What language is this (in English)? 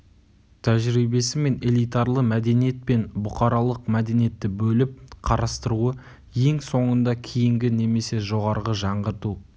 Kazakh